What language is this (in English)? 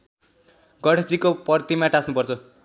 Nepali